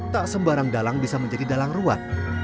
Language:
Indonesian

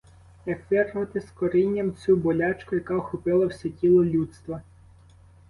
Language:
Ukrainian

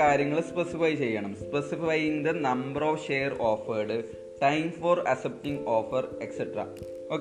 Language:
Malayalam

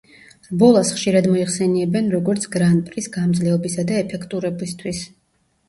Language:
Georgian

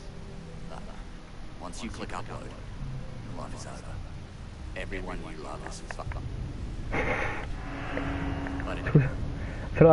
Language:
Italian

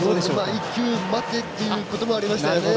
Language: Japanese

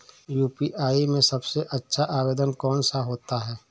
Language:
Hindi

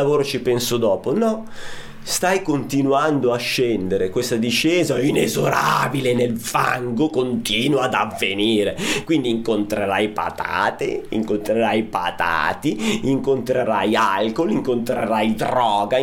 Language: Italian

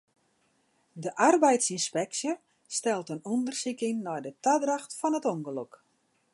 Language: Western Frisian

